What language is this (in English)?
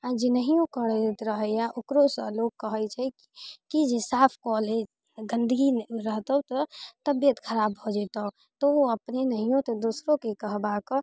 Maithili